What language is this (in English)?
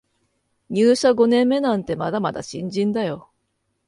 Japanese